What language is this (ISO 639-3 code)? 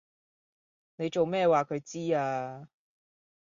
yue